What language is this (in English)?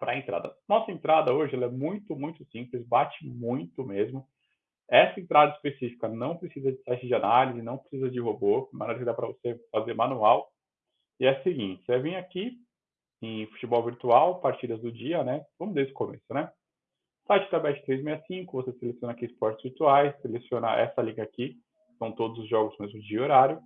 Portuguese